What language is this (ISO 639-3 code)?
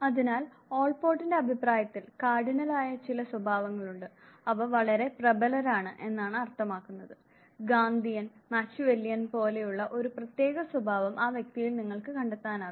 mal